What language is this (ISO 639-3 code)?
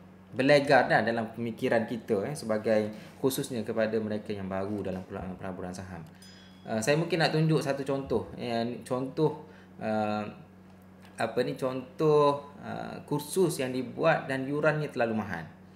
msa